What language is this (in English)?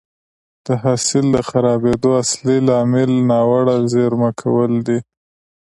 Pashto